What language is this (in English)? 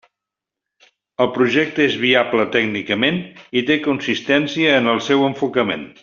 Catalan